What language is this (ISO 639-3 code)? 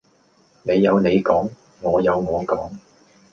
yue